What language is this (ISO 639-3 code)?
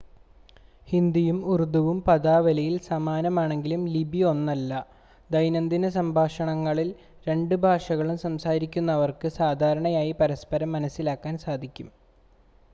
mal